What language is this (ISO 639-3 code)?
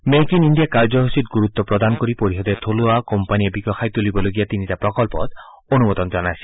asm